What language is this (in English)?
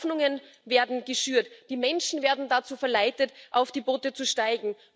German